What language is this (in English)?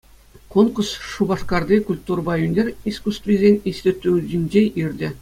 Chuvash